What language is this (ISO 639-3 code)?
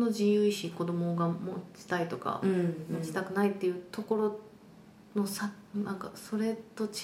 jpn